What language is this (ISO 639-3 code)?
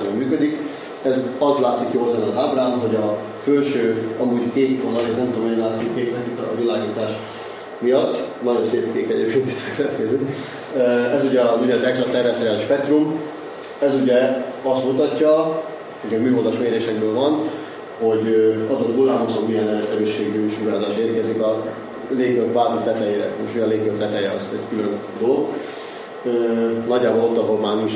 hun